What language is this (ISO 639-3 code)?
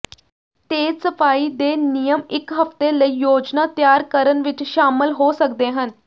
pan